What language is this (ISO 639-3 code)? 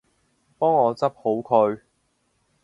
yue